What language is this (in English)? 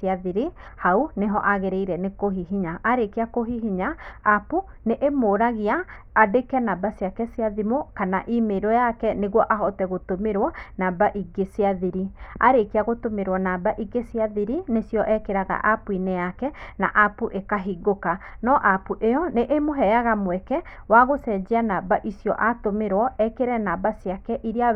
Kikuyu